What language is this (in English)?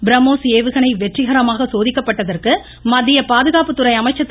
Tamil